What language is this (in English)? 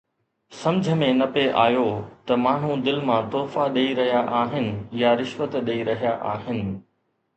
Sindhi